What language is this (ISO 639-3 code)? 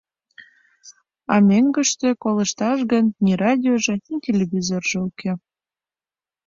chm